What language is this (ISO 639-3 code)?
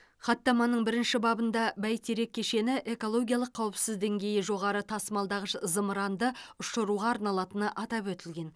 kaz